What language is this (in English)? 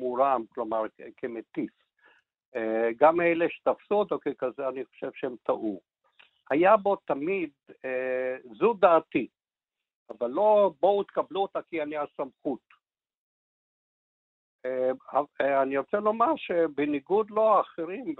Hebrew